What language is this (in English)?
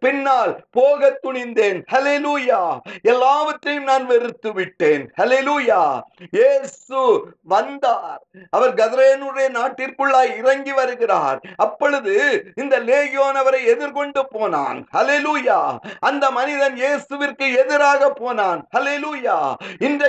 Tamil